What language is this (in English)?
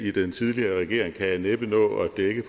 Danish